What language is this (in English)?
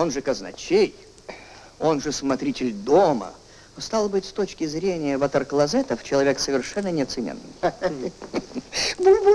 Russian